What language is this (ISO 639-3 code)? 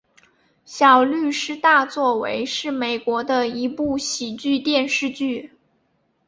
zho